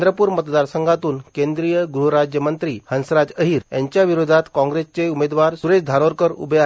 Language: Marathi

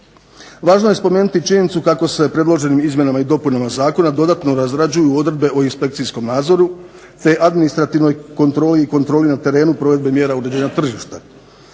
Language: Croatian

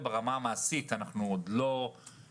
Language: Hebrew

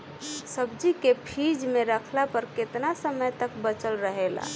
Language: Bhojpuri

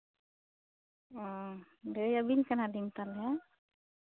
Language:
Santali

